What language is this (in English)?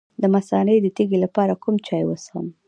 Pashto